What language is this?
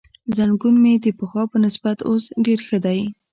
Pashto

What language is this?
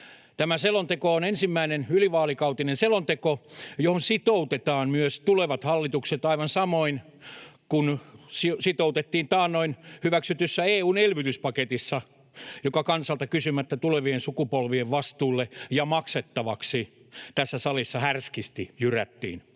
Finnish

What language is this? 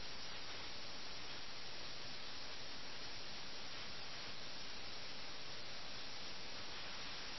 Malayalam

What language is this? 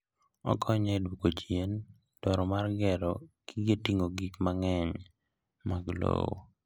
Luo (Kenya and Tanzania)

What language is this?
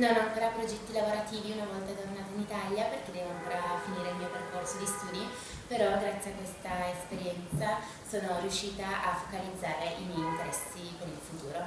Italian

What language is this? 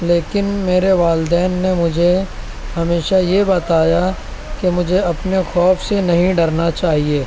Urdu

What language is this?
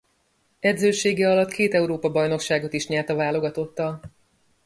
Hungarian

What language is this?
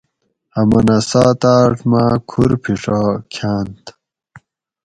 Gawri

